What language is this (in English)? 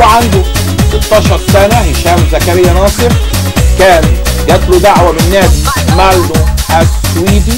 Arabic